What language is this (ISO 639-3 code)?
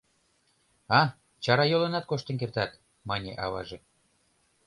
chm